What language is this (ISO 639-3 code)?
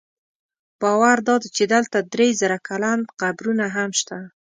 pus